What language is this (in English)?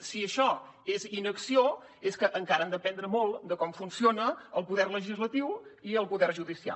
Catalan